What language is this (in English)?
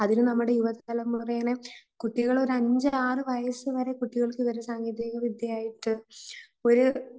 Malayalam